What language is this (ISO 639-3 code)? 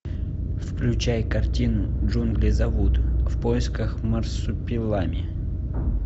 rus